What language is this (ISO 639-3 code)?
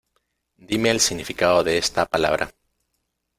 spa